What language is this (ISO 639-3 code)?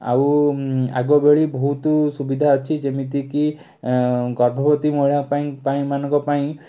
ori